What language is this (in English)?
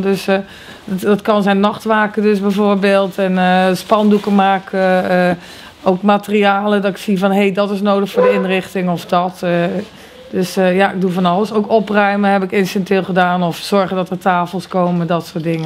Dutch